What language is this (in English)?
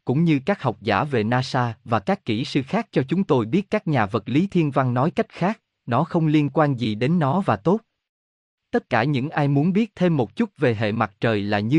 Vietnamese